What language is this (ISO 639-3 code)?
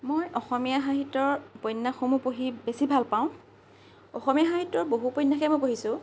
asm